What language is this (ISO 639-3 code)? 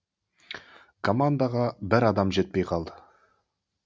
kaz